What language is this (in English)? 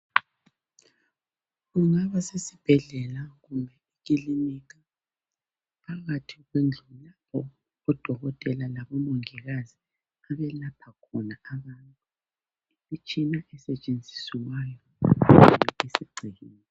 North Ndebele